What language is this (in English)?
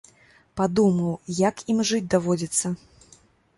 Belarusian